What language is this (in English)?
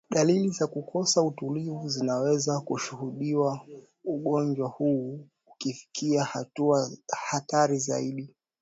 Swahili